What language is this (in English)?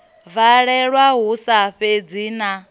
Venda